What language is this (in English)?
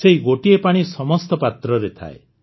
Odia